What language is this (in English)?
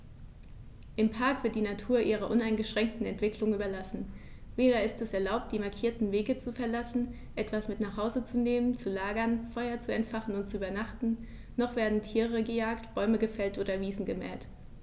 German